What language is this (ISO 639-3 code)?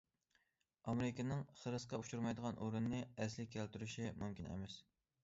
uig